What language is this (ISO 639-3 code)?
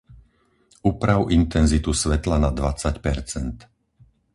slk